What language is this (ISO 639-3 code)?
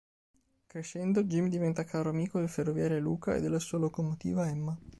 ita